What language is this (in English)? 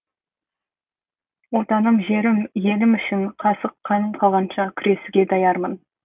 Kazakh